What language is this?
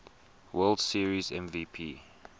English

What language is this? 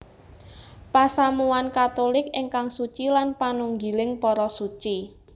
Javanese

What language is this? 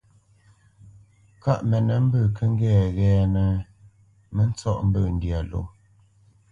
Bamenyam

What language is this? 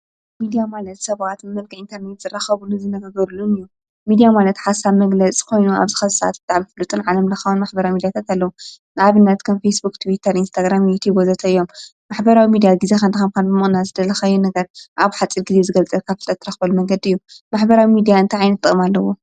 Tigrinya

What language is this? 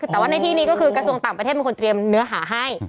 Thai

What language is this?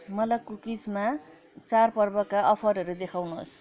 Nepali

